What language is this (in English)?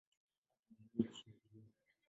Swahili